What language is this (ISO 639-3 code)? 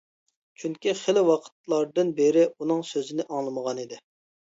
uig